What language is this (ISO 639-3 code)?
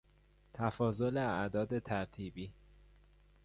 fas